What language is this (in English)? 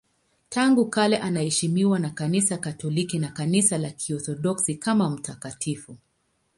Swahili